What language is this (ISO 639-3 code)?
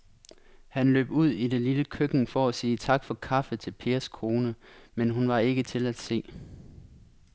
dan